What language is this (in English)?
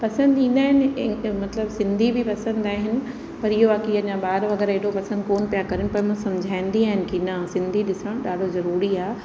Sindhi